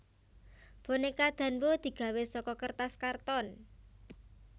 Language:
Javanese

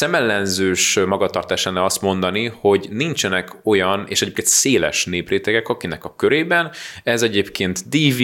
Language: Hungarian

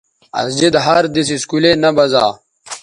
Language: Bateri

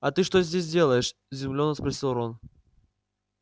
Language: Russian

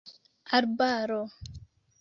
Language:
Esperanto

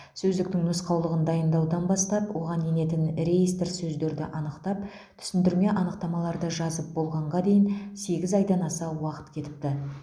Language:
Kazakh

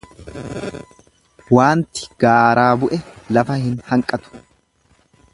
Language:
Oromo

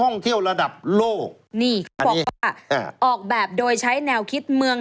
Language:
Thai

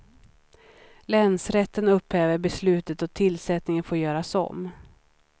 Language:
Swedish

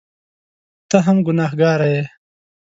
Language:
Pashto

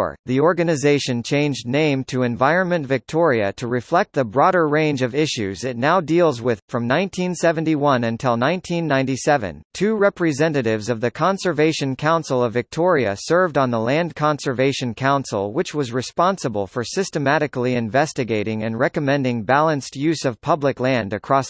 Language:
English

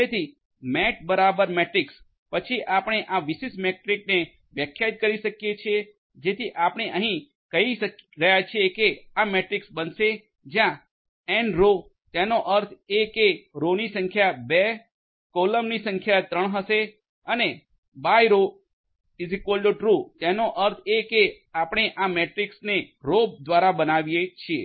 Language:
Gujarati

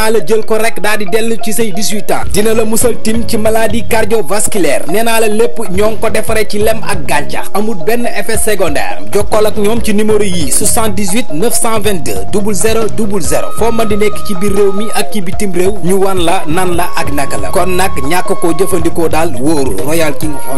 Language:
Indonesian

